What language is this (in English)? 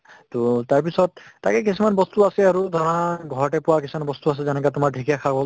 Assamese